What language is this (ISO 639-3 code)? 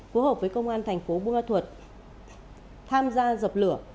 vie